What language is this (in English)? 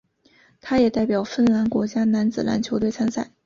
Chinese